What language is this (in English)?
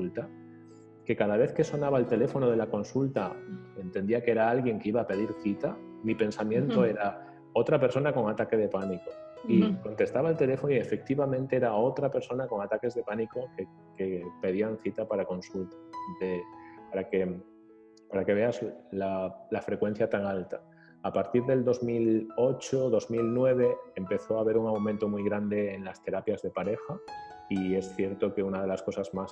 Spanish